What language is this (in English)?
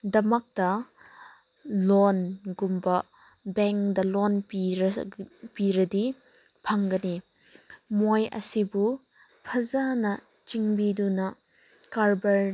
Manipuri